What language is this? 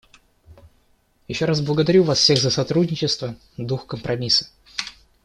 Russian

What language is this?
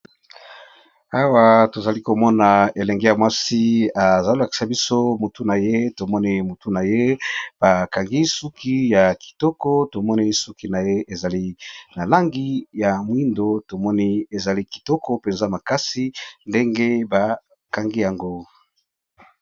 Lingala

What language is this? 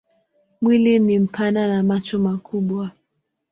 Swahili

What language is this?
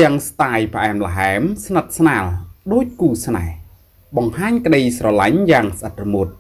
Thai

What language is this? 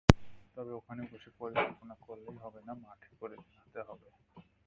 Bangla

